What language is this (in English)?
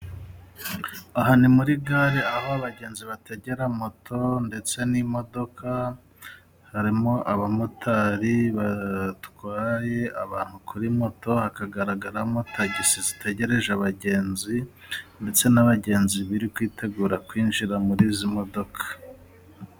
Kinyarwanda